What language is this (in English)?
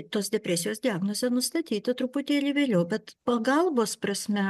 Lithuanian